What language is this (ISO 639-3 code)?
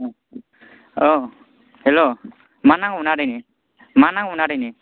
brx